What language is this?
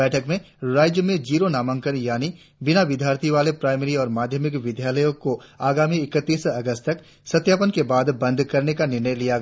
Hindi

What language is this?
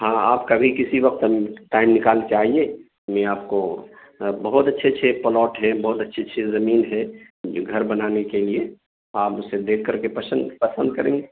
Urdu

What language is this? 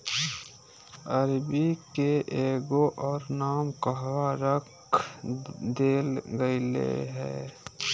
Magahi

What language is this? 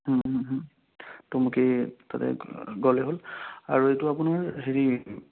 Assamese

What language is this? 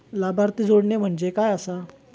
Marathi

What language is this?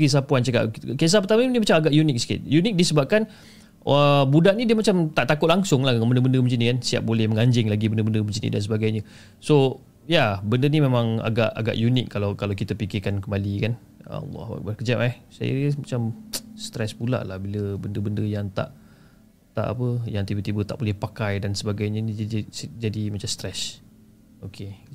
Malay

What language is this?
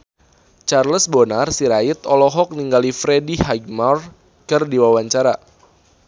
Sundanese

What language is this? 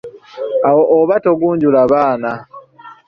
Ganda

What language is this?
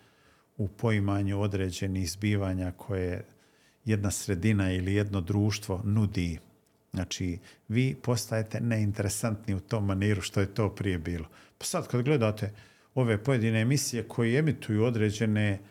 Croatian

